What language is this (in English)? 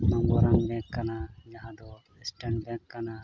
Santali